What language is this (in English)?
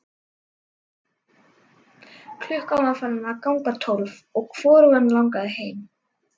Icelandic